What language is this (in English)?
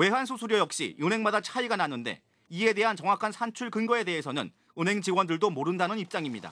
Korean